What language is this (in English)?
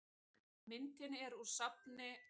Icelandic